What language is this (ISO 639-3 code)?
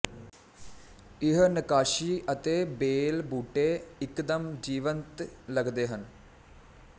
pan